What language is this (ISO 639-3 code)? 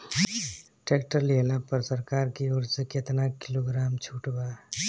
bho